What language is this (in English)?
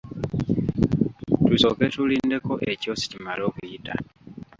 Ganda